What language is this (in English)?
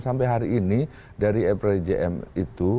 Indonesian